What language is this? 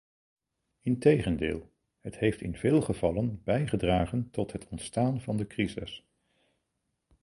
Dutch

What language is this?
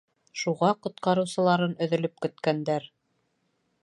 Bashkir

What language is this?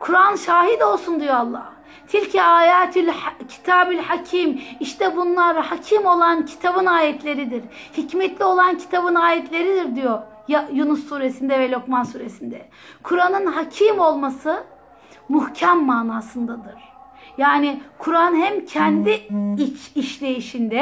Turkish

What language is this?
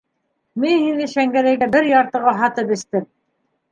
Bashkir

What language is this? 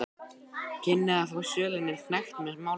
Icelandic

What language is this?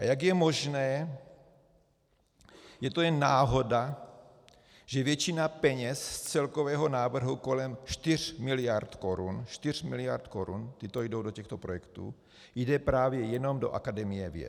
Czech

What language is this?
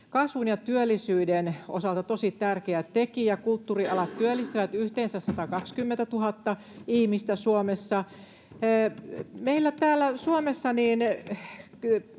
Finnish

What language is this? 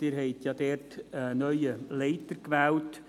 Swiss German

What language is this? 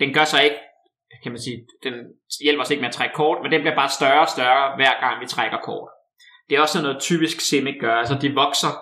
Danish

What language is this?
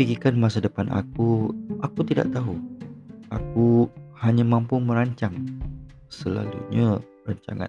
Malay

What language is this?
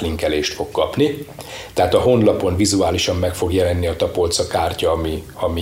Hungarian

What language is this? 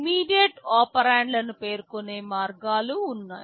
Telugu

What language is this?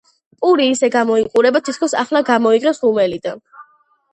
Georgian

